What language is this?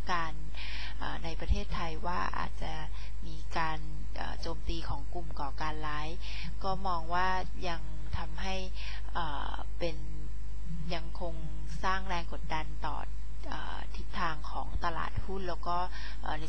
Thai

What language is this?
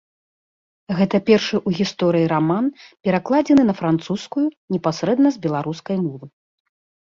Belarusian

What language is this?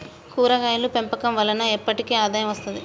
Telugu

